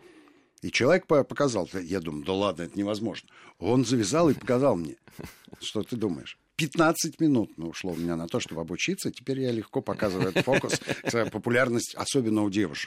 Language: Russian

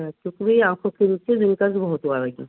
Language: Urdu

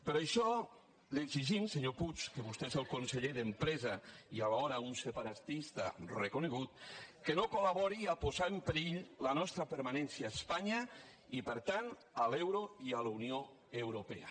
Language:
Catalan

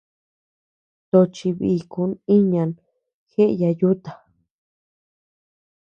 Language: Tepeuxila Cuicatec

